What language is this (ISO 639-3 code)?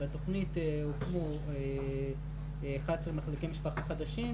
heb